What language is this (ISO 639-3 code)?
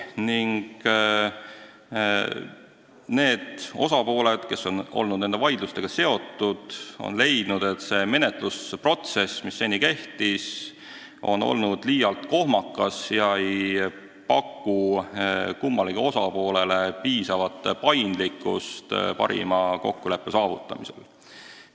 est